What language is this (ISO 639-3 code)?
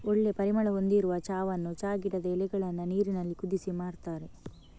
kan